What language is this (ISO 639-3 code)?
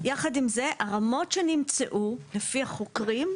heb